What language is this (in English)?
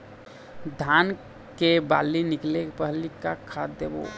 Chhattisgarhi